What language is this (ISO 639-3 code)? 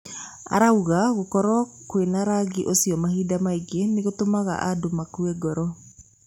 kik